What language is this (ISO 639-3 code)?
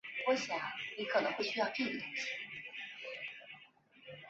zho